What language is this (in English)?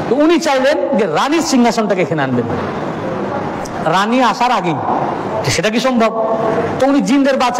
Bangla